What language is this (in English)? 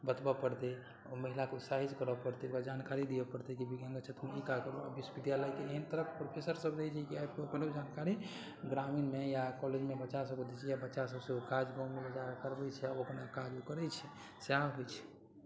Maithili